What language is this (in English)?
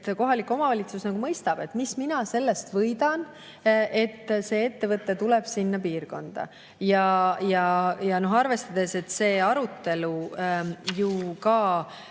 Estonian